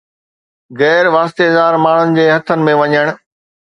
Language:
Sindhi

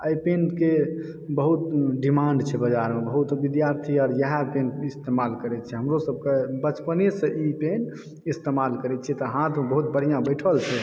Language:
Maithili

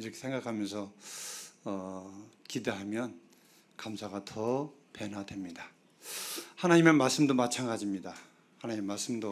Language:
Korean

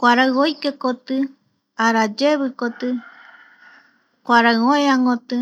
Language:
Eastern Bolivian Guaraní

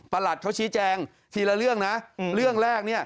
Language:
Thai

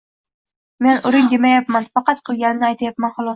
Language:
Uzbek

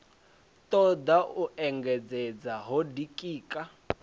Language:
Venda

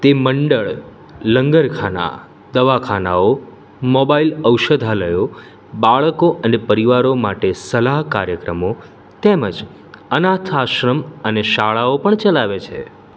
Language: Gujarati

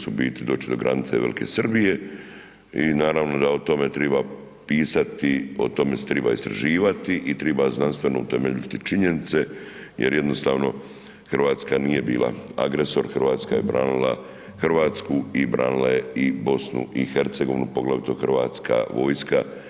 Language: Croatian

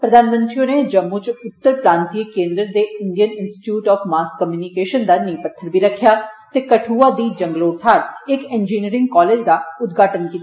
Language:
Dogri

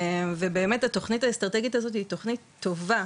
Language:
Hebrew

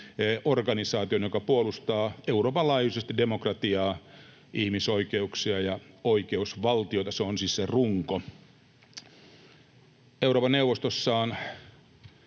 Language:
Finnish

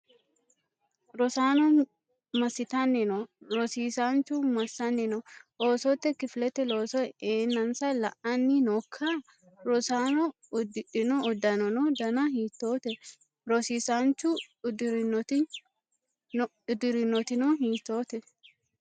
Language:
Sidamo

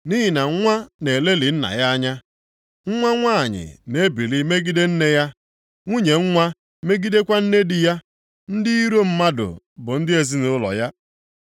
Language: Igbo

